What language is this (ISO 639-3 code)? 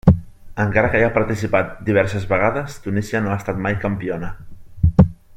cat